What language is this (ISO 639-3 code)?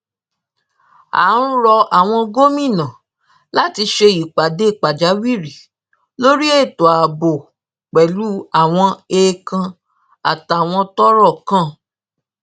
yor